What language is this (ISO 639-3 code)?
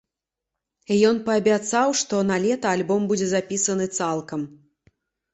bel